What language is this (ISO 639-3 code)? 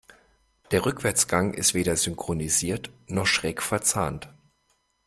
deu